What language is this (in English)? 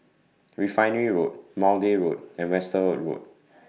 English